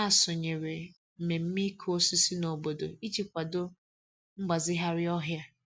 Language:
Igbo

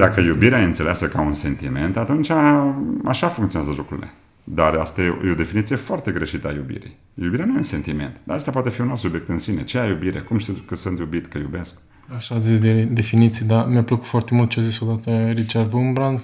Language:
Romanian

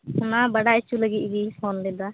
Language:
Santali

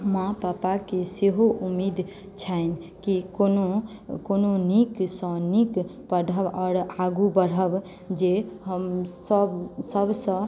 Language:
Maithili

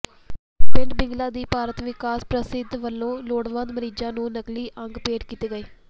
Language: Punjabi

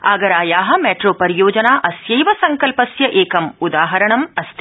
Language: Sanskrit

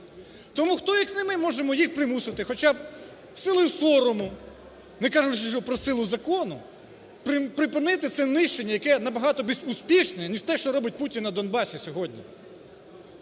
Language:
Ukrainian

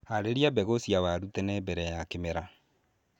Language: Kikuyu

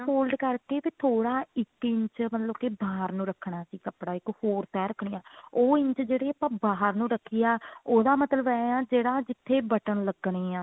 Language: Punjabi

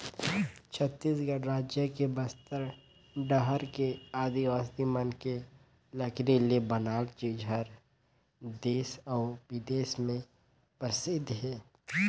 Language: Chhattisgarhi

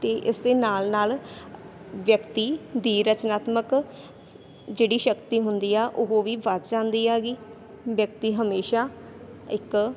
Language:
Punjabi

